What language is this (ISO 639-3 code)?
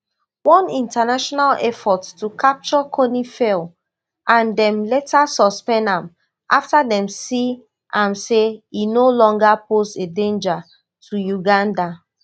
pcm